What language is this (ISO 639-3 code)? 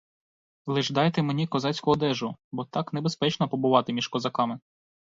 ukr